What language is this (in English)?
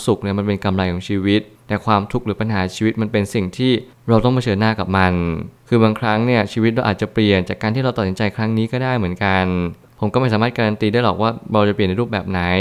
Thai